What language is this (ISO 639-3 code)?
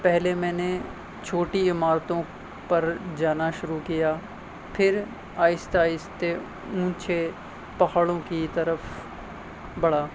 urd